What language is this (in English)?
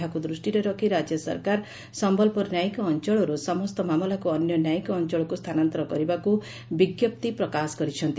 Odia